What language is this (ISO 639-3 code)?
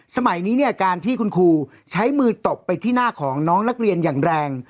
tha